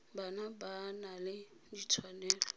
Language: Tswana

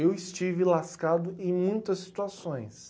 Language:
Portuguese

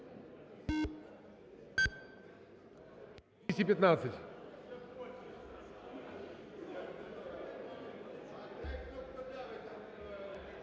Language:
Ukrainian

